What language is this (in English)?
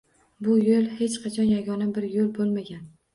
Uzbek